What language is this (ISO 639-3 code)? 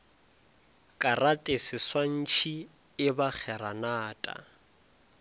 nso